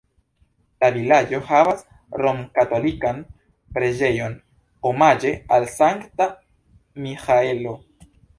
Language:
Esperanto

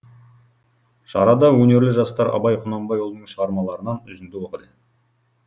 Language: Kazakh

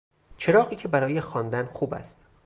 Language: Persian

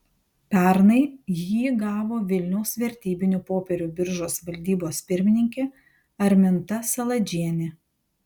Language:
Lithuanian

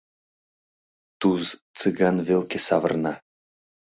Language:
Mari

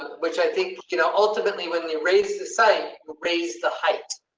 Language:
English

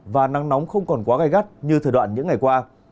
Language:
Vietnamese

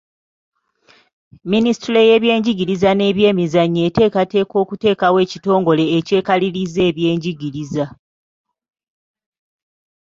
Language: Ganda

